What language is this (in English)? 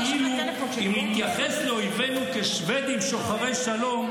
Hebrew